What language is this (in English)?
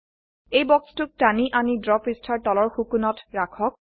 Assamese